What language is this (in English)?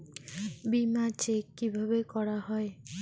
Bangla